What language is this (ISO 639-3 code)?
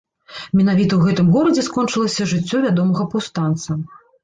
bel